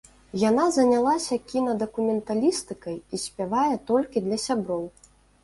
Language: Belarusian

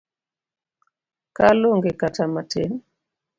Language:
Luo (Kenya and Tanzania)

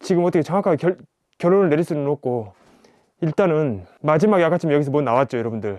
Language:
Korean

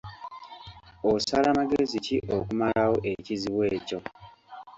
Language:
Ganda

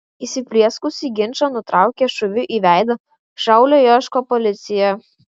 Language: Lithuanian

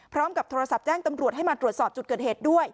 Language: Thai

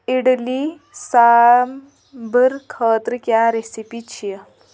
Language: Kashmiri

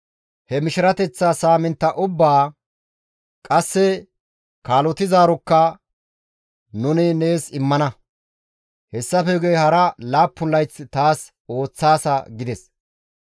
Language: Gamo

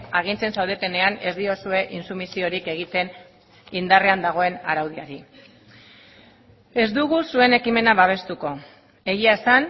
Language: Basque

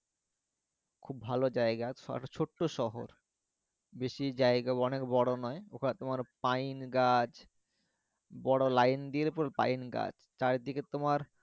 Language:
Bangla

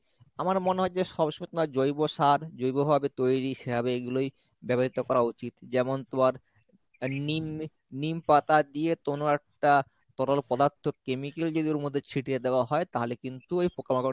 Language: Bangla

